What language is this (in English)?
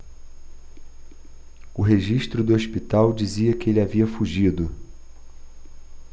Portuguese